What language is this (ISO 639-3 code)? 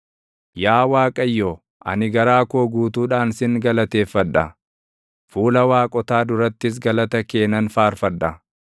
orm